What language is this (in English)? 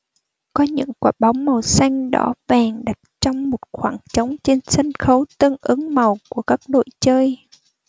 Vietnamese